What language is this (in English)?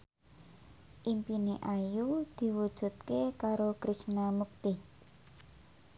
Javanese